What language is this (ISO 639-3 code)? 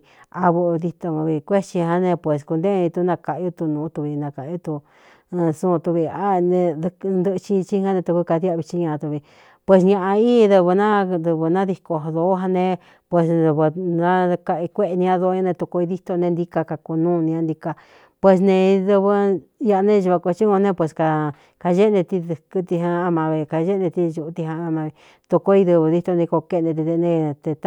xtu